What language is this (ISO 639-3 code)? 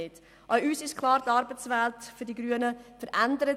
gsw